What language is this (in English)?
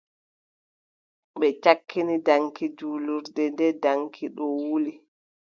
Adamawa Fulfulde